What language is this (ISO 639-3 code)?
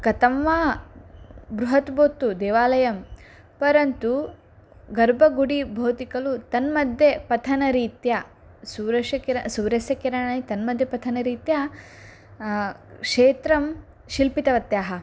san